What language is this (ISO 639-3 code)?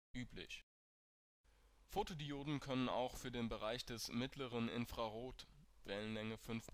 deu